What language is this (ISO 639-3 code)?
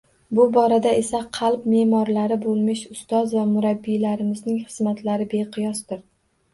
uzb